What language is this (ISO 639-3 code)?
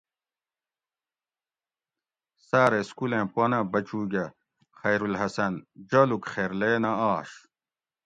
gwc